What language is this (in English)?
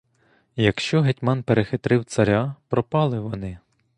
Ukrainian